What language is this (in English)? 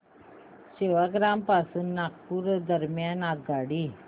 Marathi